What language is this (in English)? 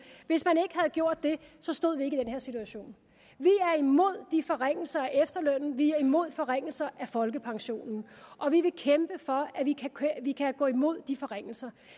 Danish